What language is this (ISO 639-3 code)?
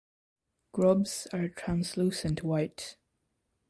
eng